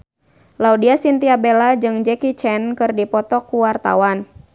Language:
Sundanese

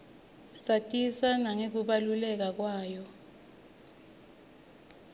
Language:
Swati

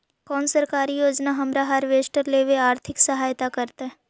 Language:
Magahi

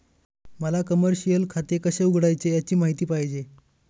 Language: Marathi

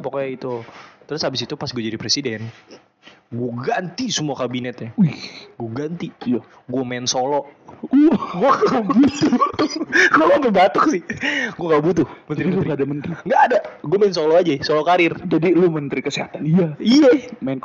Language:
Indonesian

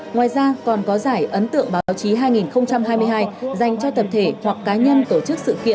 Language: Vietnamese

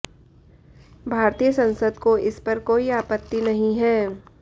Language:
Hindi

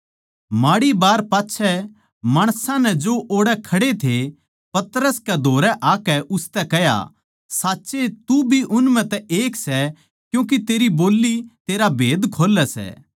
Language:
Haryanvi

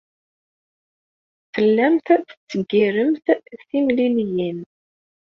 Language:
Kabyle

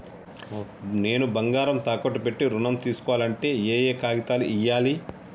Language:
Telugu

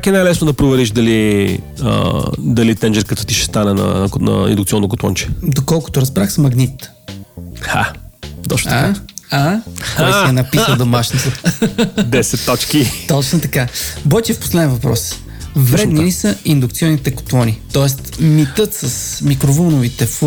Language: Bulgarian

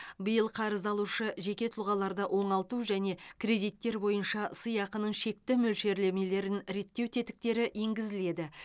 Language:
Kazakh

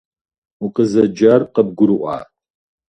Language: Kabardian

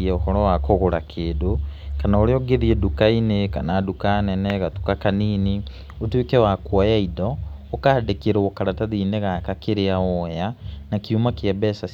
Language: Kikuyu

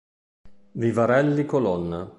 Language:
Italian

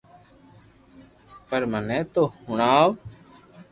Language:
Loarki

